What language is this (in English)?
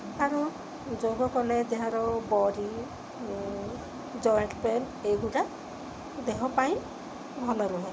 Odia